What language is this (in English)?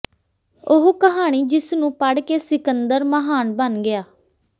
Punjabi